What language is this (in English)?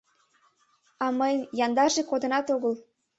Mari